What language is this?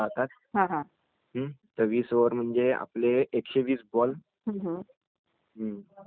Marathi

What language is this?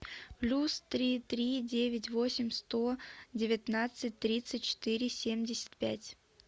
Russian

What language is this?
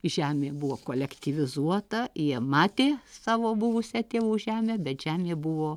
Lithuanian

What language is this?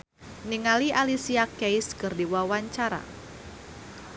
Sundanese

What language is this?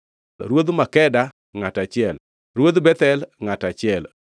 Luo (Kenya and Tanzania)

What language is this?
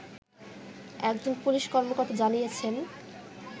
Bangla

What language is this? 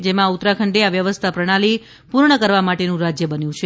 Gujarati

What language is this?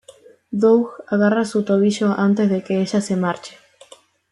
Spanish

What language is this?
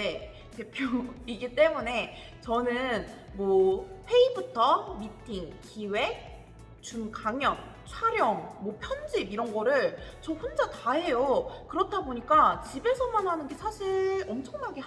Korean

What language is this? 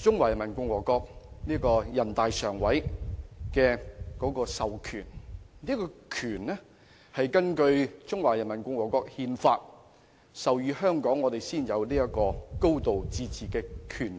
Cantonese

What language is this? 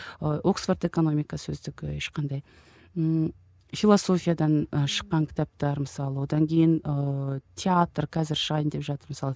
Kazakh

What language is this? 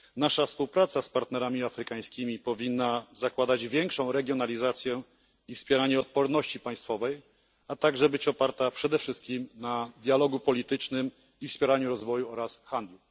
Polish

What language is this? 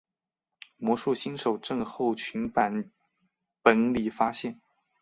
Chinese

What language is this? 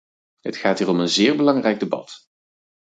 Dutch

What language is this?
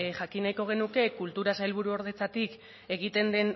Basque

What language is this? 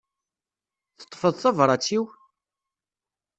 Kabyle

